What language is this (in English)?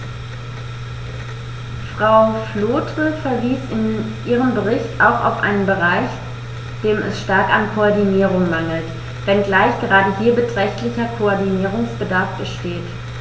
German